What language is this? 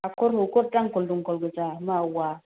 Bodo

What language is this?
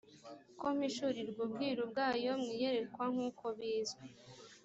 Kinyarwanda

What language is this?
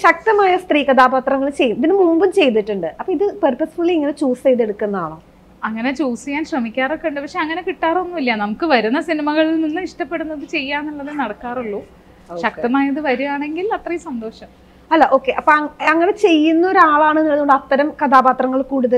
Malayalam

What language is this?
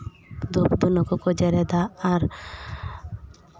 Santali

